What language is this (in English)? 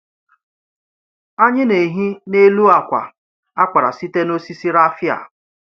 Igbo